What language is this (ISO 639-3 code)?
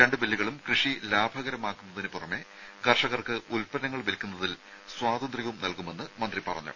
mal